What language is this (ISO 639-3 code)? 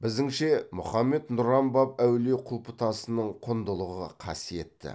kaz